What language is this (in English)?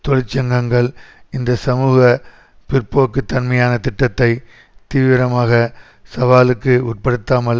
Tamil